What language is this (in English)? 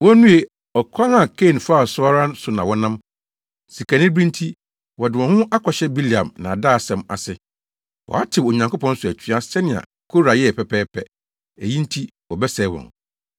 Akan